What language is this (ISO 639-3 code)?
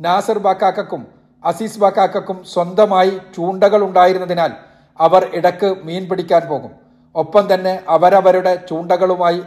mal